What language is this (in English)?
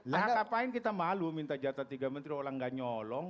Indonesian